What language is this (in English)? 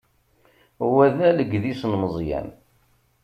Kabyle